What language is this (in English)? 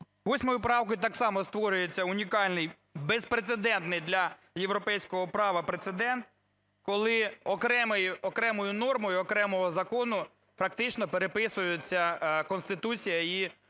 Ukrainian